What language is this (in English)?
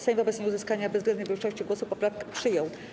Polish